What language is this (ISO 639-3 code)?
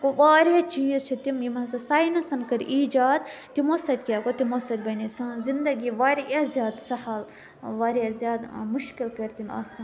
kas